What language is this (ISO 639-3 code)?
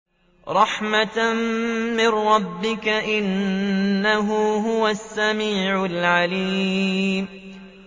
ara